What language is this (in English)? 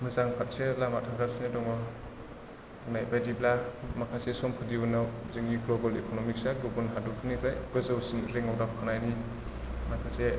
Bodo